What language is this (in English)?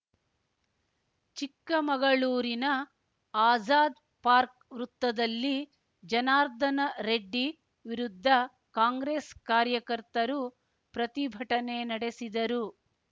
Kannada